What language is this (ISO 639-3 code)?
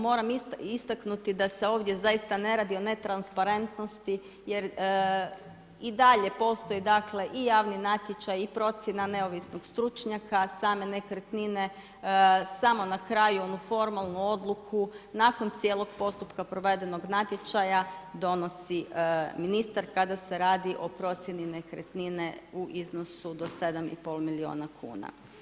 hrv